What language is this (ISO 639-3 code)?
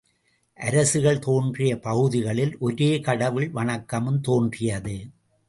tam